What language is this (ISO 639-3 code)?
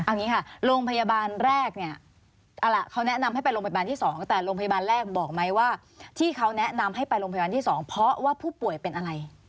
tha